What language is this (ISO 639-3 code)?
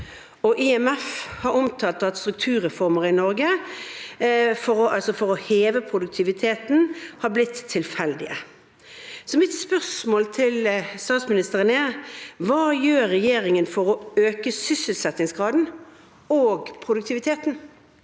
nor